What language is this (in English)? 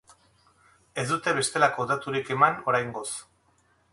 Basque